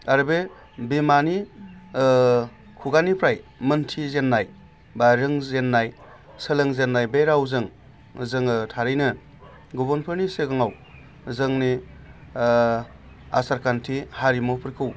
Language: Bodo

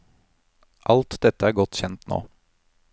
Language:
Norwegian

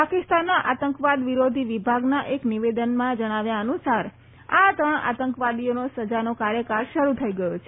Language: Gujarati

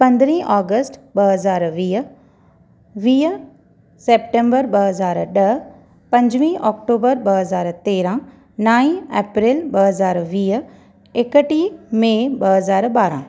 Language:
Sindhi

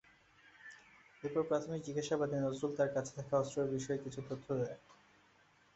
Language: Bangla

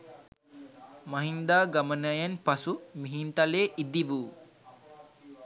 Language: Sinhala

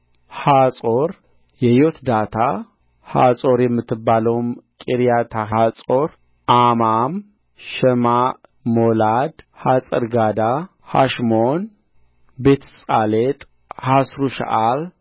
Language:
Amharic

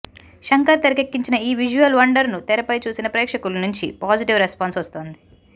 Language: Telugu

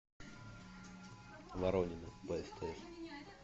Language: Russian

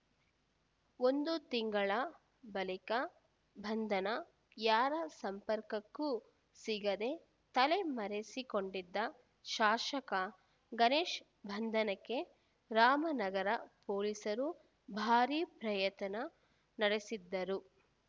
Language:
Kannada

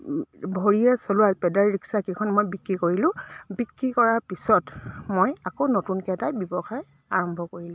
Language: Assamese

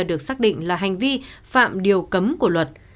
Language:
Vietnamese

